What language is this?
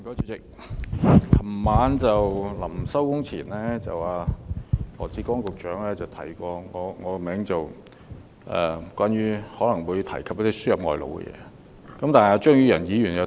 Cantonese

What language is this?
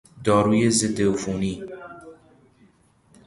Persian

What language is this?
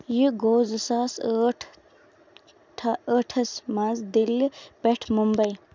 Kashmiri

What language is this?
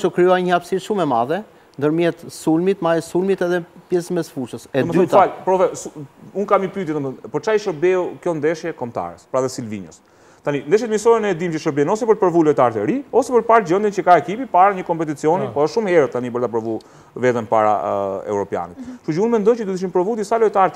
Romanian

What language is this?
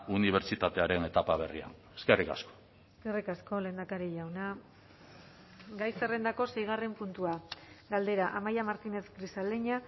Basque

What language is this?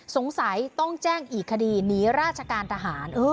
Thai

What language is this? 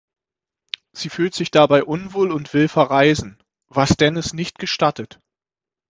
German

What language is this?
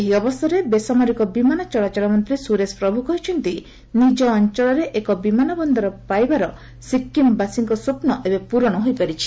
Odia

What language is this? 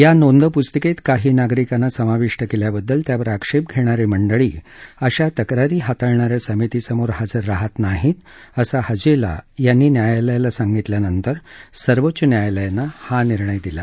Marathi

